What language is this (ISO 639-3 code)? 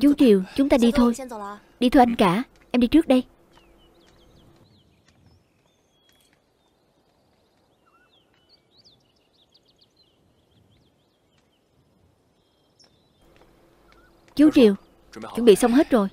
vie